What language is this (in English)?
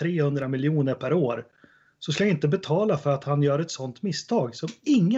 Swedish